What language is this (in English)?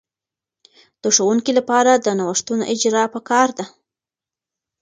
Pashto